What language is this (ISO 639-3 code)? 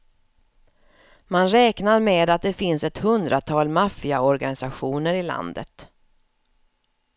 swe